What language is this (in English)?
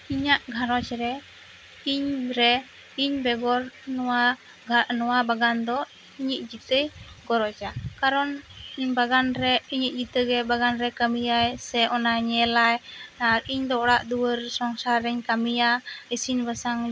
Santali